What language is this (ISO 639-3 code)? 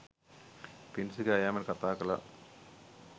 sin